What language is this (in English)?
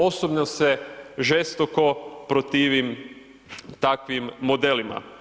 Croatian